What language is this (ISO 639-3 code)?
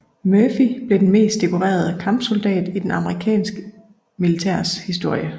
dan